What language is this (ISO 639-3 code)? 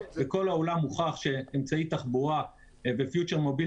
heb